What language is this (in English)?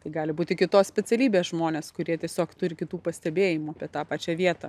Lithuanian